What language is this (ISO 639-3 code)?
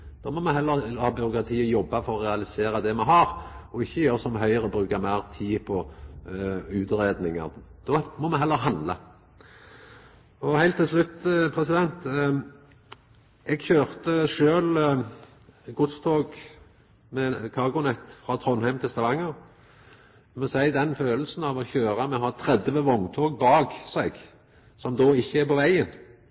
nno